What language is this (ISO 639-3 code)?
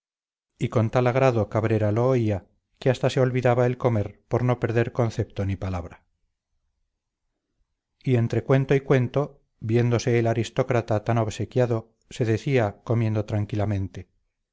spa